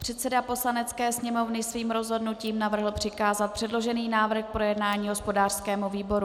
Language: Czech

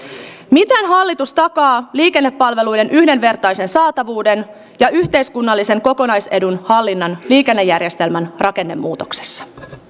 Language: Finnish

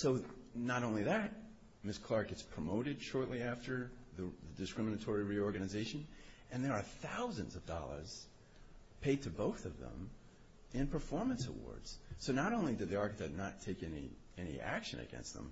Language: English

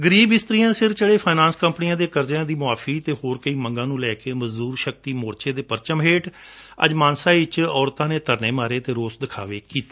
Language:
Punjabi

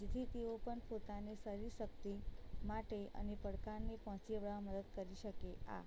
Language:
Gujarati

